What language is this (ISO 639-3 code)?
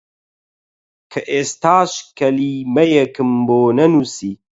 ckb